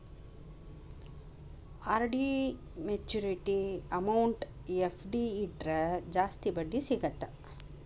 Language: Kannada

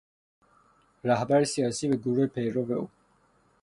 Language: Persian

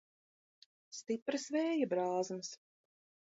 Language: Latvian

